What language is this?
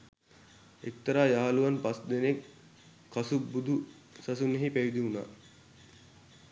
Sinhala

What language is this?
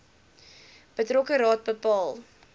Afrikaans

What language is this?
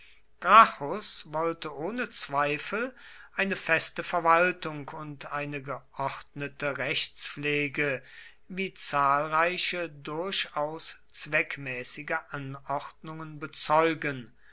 German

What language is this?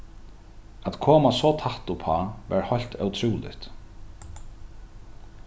Faroese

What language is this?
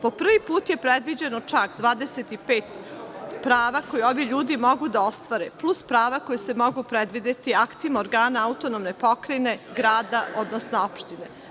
Serbian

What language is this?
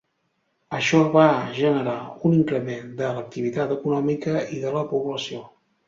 Catalan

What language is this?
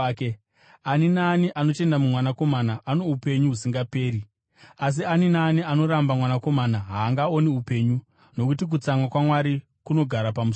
Shona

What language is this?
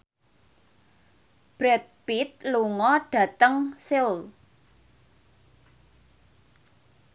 Javanese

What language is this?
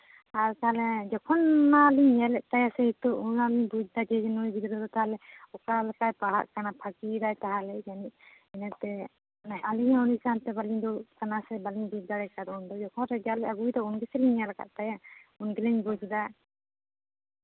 Santali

